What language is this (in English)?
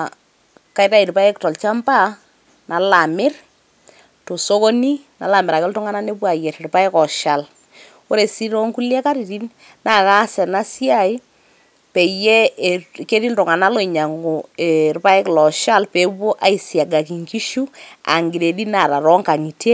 Masai